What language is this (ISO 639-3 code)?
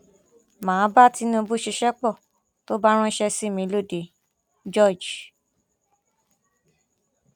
yor